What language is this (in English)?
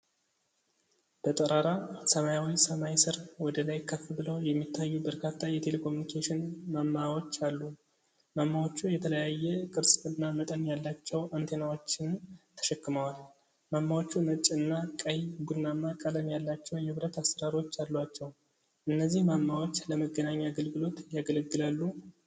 Amharic